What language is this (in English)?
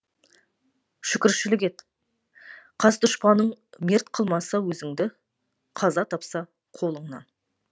Kazakh